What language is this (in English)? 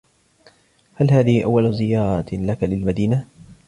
Arabic